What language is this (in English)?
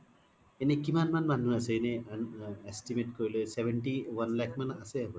Assamese